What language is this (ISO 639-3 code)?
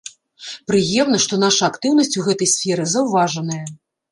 bel